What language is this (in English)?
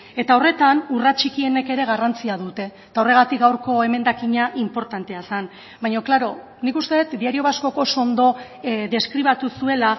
Basque